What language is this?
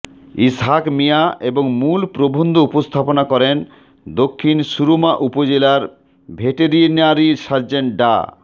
Bangla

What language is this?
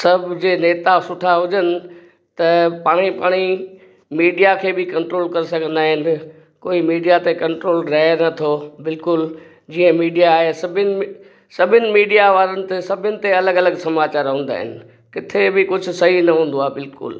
Sindhi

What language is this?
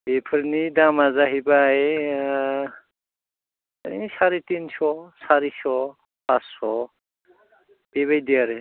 Bodo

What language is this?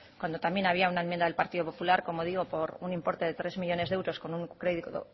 Spanish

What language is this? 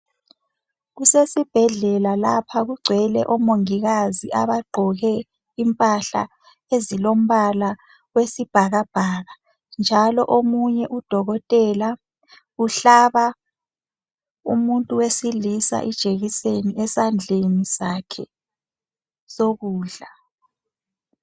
North Ndebele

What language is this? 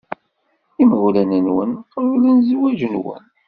Kabyle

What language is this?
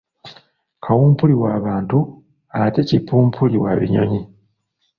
Ganda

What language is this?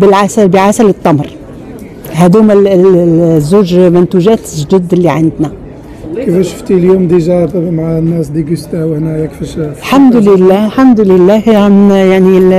Arabic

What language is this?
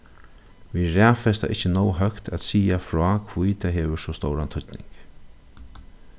Faroese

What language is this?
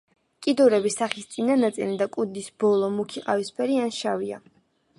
Georgian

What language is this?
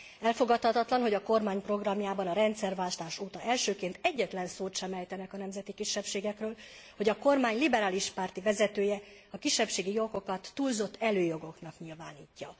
Hungarian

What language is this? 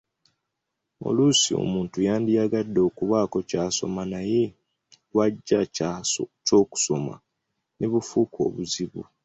Ganda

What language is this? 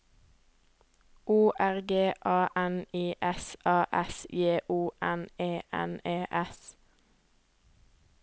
Norwegian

